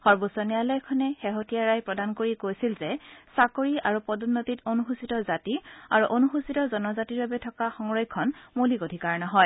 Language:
Assamese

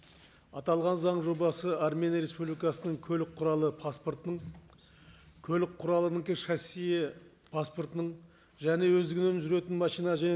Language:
Kazakh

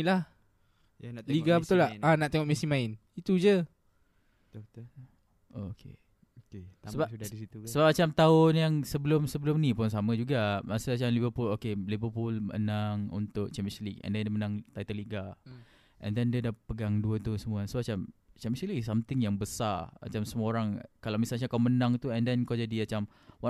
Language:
Malay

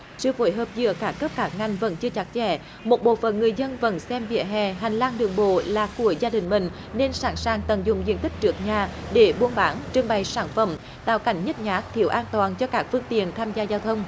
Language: Vietnamese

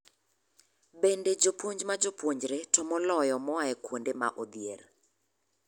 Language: Luo (Kenya and Tanzania)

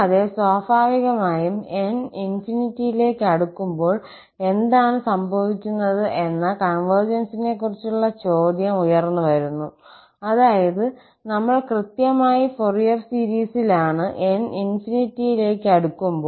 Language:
Malayalam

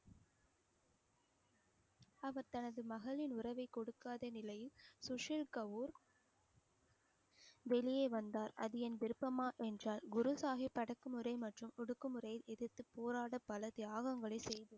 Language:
Tamil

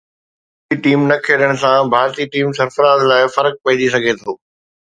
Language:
Sindhi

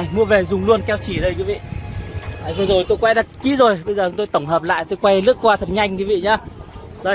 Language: Vietnamese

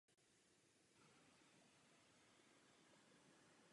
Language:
Czech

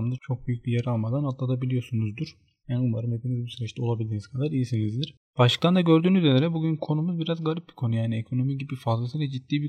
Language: Turkish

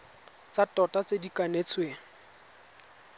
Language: Tswana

